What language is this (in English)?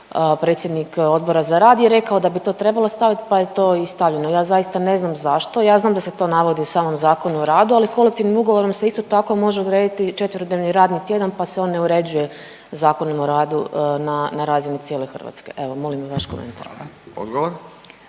Croatian